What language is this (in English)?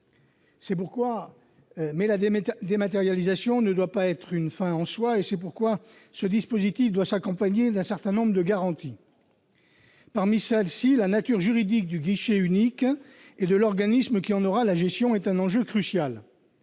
French